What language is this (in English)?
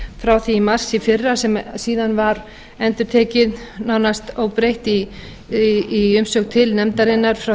Icelandic